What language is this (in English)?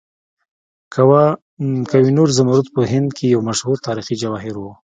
Pashto